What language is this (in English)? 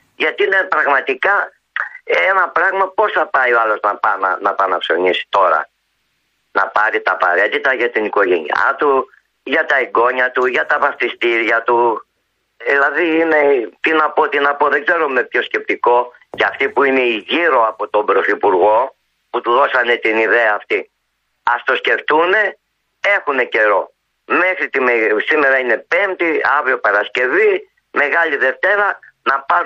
Greek